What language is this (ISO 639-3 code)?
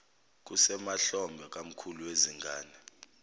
zul